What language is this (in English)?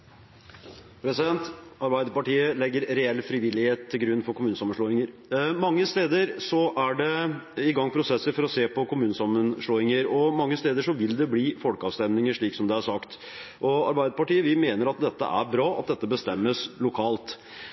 Norwegian Bokmål